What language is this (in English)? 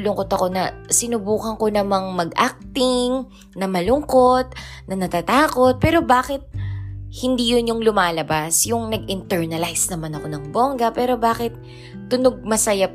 Filipino